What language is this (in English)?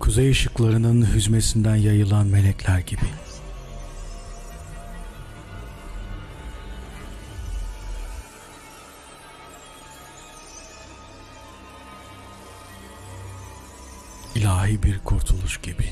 Turkish